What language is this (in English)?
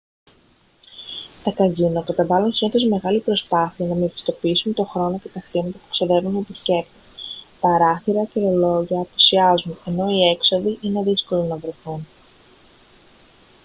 Greek